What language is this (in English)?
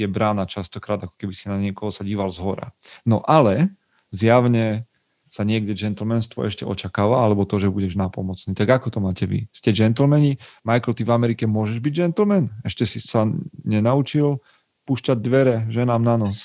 Slovak